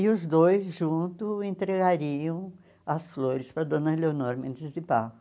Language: Portuguese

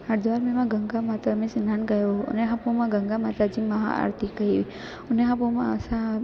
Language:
Sindhi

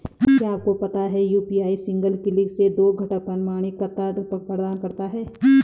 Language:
Hindi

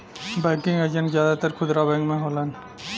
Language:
Bhojpuri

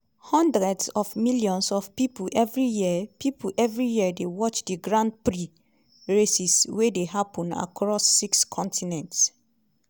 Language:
Nigerian Pidgin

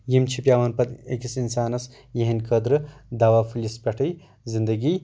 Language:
Kashmiri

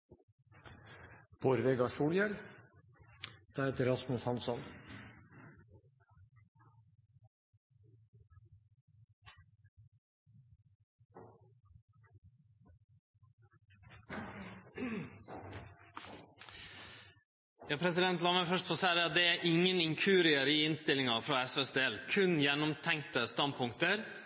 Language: Norwegian Nynorsk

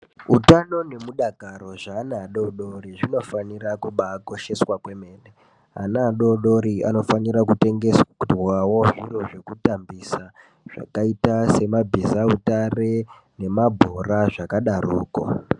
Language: Ndau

